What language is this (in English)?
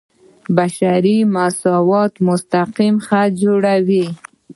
Pashto